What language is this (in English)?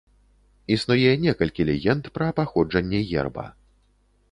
Belarusian